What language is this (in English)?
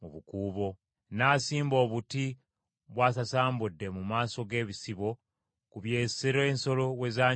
Ganda